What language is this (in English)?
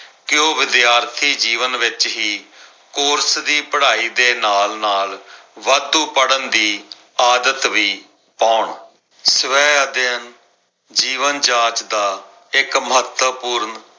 Punjabi